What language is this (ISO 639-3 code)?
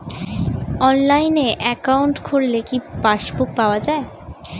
ben